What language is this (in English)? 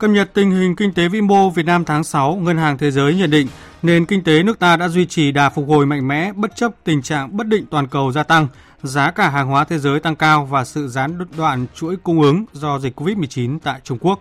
Vietnamese